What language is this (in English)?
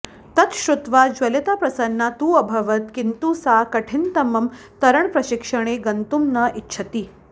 Sanskrit